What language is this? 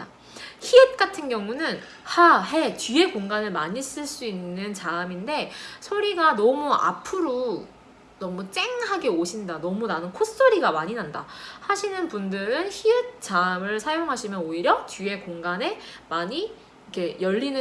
Korean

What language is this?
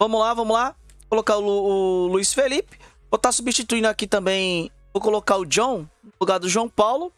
Portuguese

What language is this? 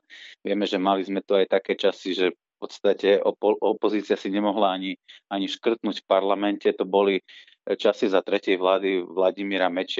Slovak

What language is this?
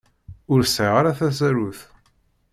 Kabyle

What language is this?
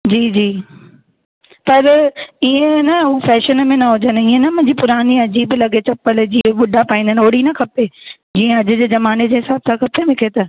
Sindhi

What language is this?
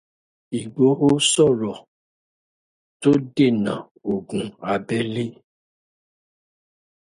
Yoruba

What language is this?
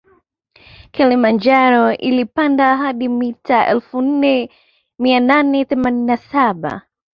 Swahili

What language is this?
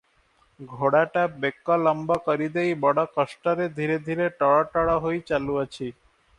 Odia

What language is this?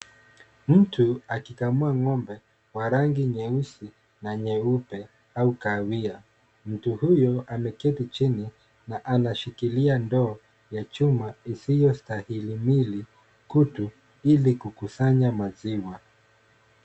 Swahili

